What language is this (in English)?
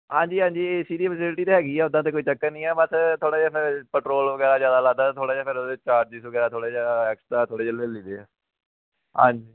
Punjabi